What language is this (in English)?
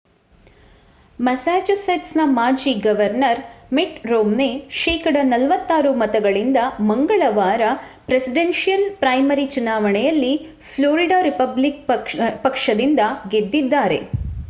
Kannada